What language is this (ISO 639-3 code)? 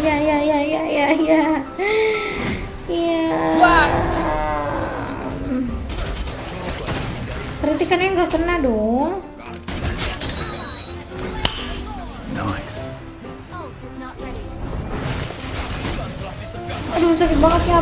ind